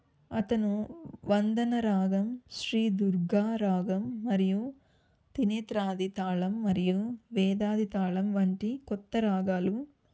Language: Telugu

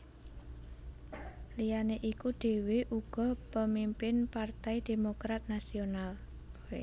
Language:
Javanese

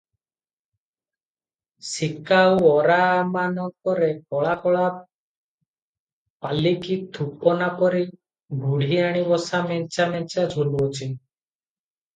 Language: Odia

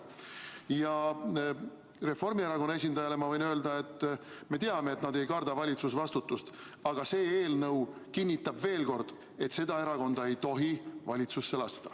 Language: Estonian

